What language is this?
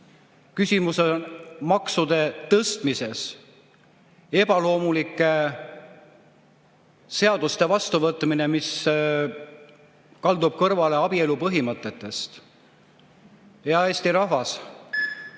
Estonian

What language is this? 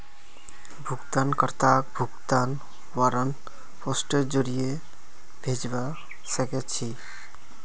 Magahi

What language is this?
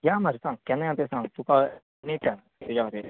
Konkani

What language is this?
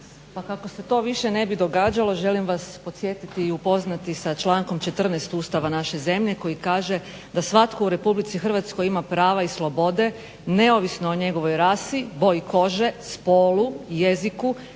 Croatian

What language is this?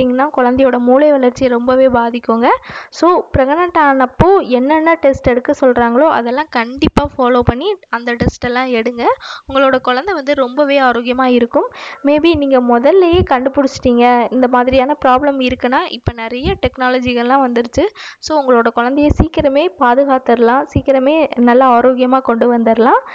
Thai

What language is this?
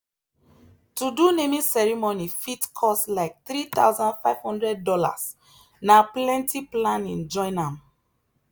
Nigerian Pidgin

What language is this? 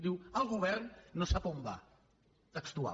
Catalan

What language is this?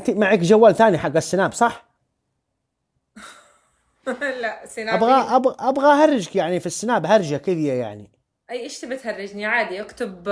Arabic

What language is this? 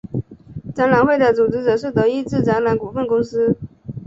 Chinese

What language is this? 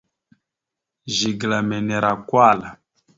Mada (Cameroon)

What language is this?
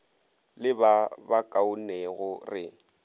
Northern Sotho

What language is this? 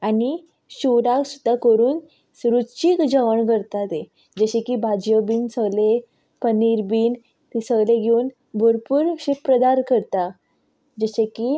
Konkani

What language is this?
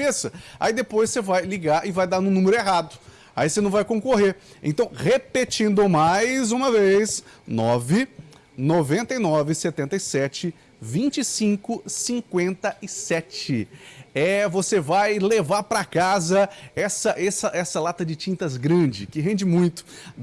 Portuguese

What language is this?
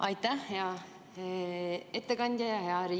Estonian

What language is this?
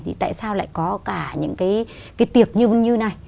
Vietnamese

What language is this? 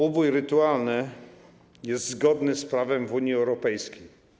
Polish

